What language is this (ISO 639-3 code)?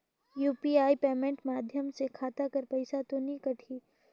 hne